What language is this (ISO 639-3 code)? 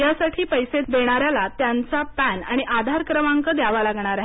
mar